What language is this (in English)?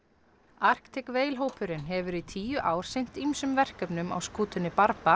Icelandic